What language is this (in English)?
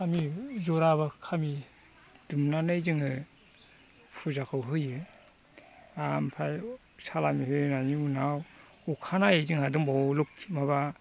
Bodo